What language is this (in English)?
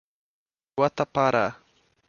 Portuguese